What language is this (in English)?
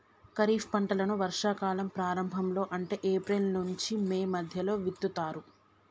Telugu